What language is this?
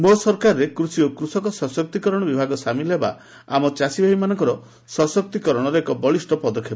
Odia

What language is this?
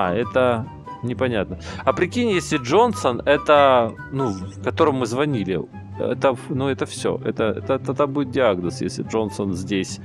Russian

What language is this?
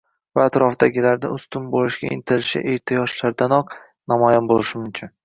Uzbek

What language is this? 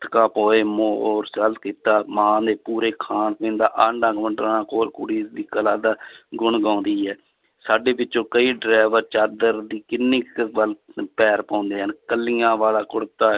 Punjabi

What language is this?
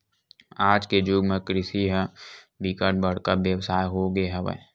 Chhattisgarhi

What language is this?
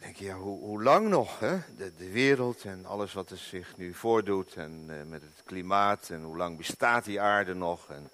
Dutch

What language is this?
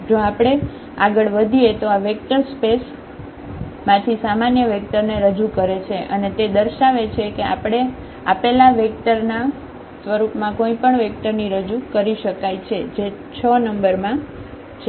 Gujarati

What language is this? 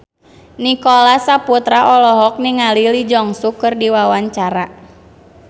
Sundanese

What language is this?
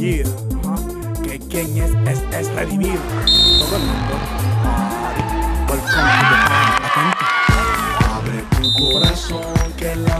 Thai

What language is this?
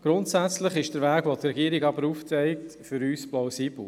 Swiss German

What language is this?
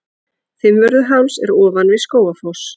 Icelandic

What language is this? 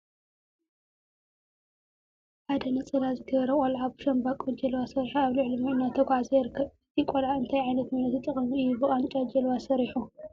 Tigrinya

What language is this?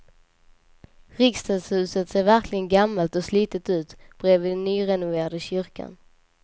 Swedish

